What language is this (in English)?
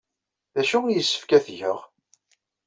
Kabyle